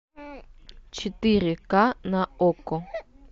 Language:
Russian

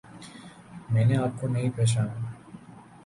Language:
Urdu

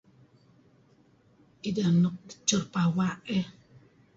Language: Kelabit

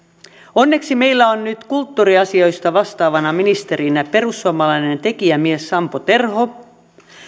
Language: Finnish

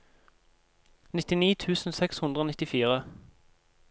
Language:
Norwegian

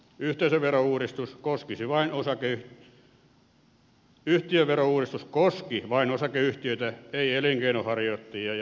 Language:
Finnish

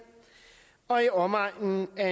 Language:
Danish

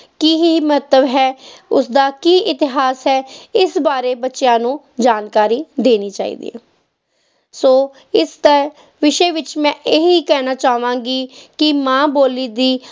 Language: Punjabi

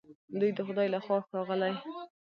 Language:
Pashto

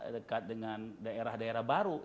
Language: Indonesian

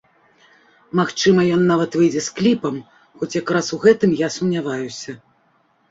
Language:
Belarusian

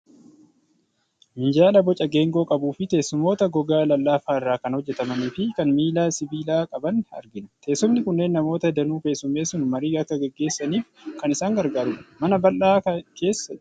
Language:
Oromo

